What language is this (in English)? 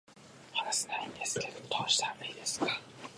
Japanese